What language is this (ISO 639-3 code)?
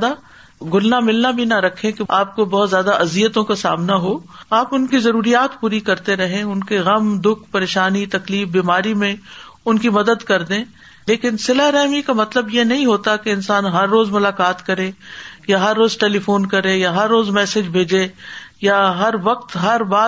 urd